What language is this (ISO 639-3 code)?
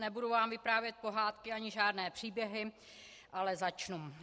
ces